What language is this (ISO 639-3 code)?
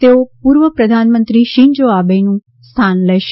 guj